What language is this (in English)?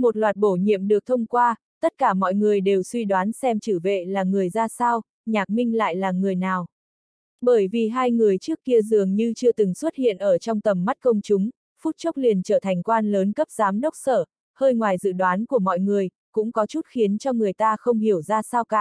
Vietnamese